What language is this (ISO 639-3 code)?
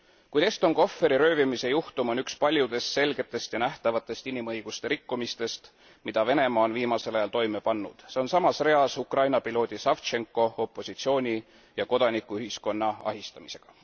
est